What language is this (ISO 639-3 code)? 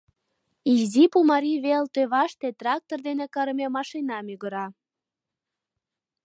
chm